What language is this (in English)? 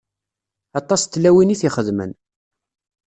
Kabyle